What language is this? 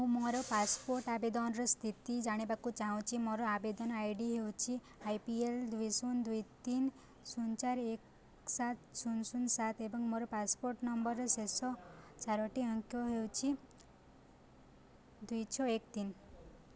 Odia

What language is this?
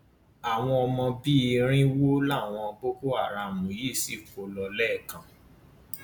Yoruba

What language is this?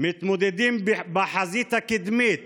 Hebrew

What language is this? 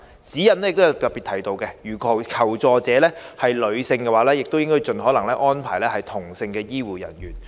Cantonese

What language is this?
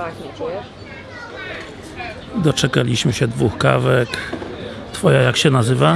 Polish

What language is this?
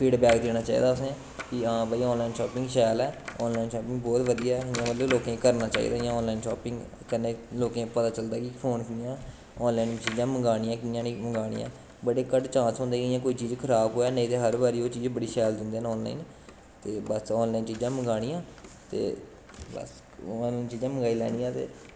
Dogri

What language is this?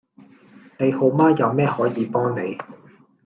Cantonese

